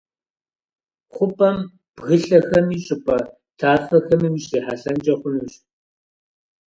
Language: Kabardian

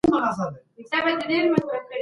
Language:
Pashto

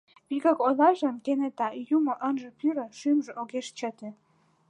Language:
Mari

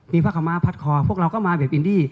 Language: Thai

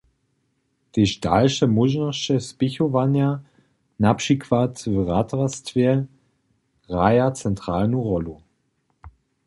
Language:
Upper Sorbian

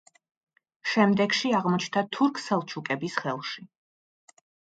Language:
Georgian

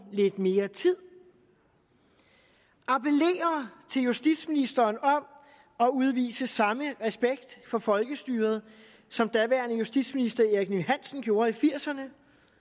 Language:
Danish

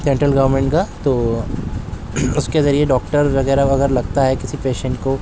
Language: Urdu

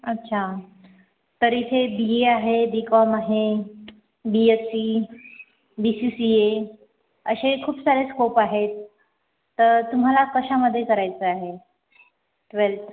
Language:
Marathi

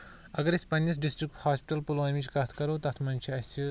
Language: Kashmiri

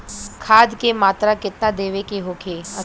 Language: Bhojpuri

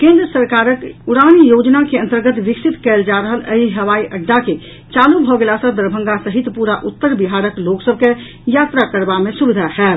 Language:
Maithili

